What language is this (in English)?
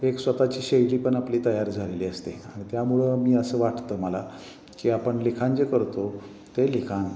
Marathi